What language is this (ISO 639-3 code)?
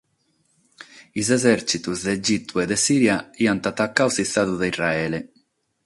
srd